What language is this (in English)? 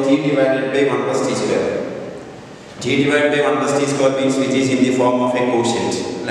Indonesian